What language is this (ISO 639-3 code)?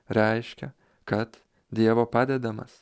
lit